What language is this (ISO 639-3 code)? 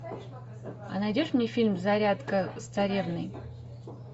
rus